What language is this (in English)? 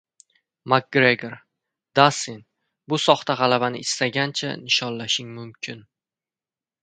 Uzbek